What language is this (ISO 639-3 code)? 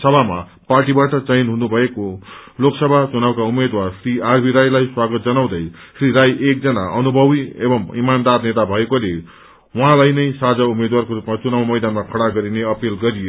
nep